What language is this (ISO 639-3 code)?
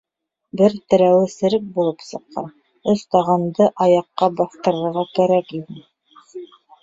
bak